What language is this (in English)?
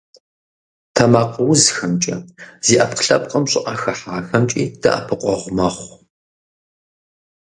Kabardian